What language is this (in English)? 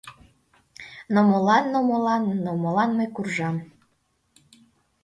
Mari